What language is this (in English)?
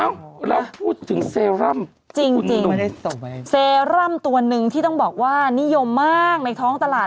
Thai